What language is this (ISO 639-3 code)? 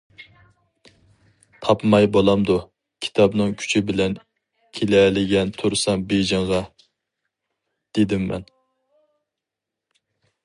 uig